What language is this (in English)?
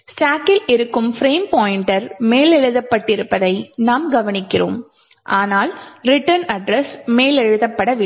Tamil